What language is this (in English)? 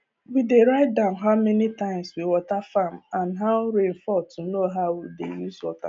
Nigerian Pidgin